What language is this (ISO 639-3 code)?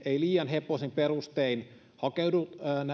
fin